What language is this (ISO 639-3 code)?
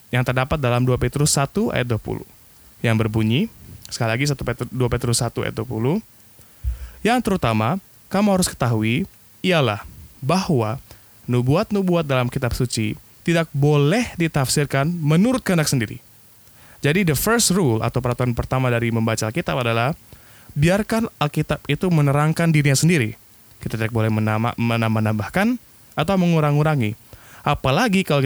ind